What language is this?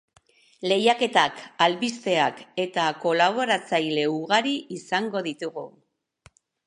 Basque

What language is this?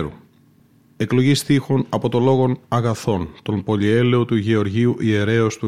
Greek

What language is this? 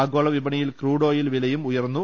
Malayalam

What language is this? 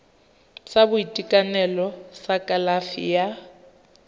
Tswana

